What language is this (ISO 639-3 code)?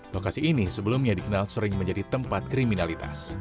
ind